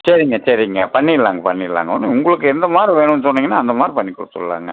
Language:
Tamil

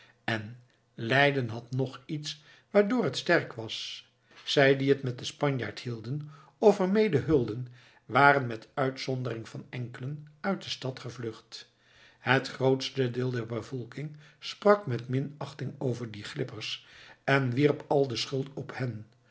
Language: Dutch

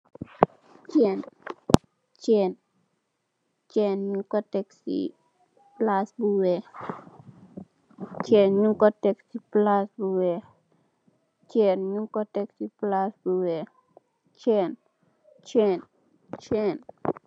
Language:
Wolof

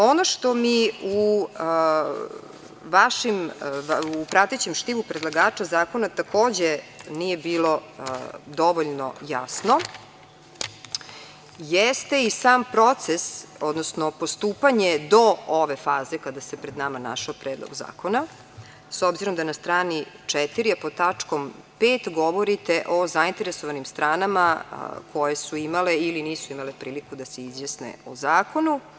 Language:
Serbian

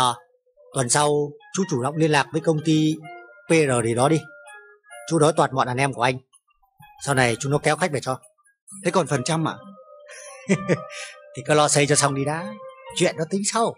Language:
Vietnamese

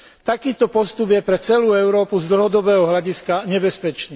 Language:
Slovak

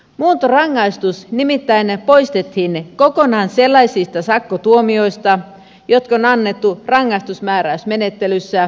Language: Finnish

